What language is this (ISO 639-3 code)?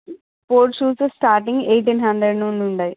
tel